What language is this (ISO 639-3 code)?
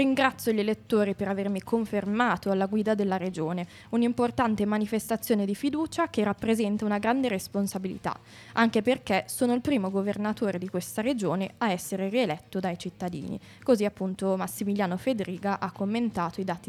ita